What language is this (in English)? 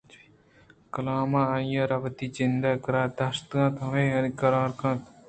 Eastern Balochi